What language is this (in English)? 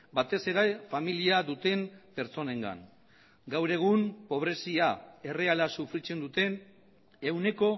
Basque